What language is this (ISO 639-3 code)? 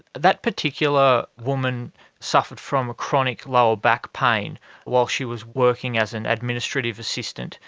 eng